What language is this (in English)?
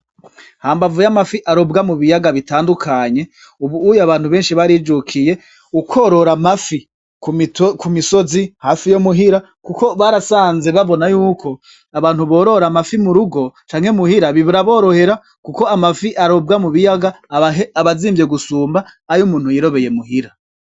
Rundi